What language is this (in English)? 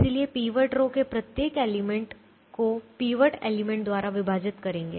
Hindi